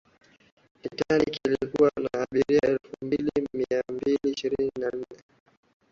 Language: Swahili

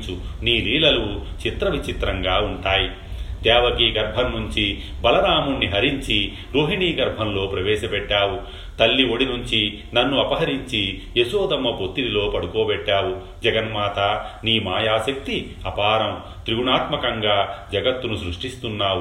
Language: Telugu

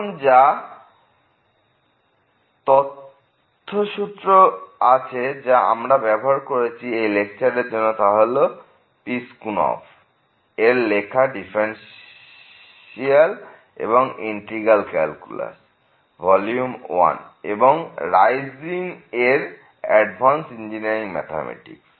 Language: Bangla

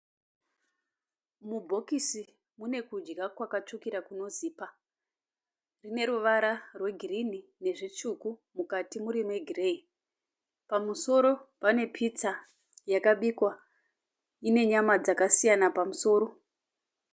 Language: Shona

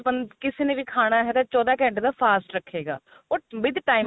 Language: Punjabi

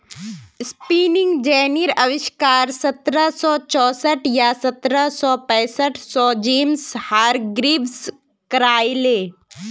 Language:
Magahi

